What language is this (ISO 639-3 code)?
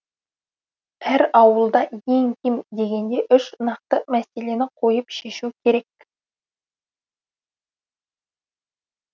kaz